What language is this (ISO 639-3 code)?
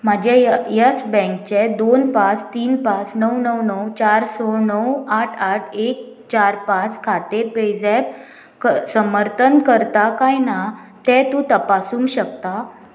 kok